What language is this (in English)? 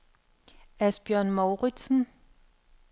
Danish